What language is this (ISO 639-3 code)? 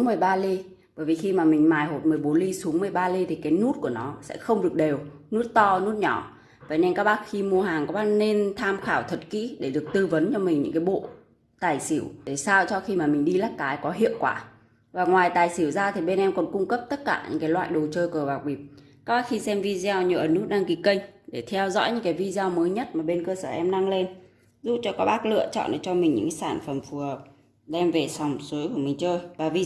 vie